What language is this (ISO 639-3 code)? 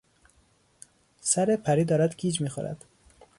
fas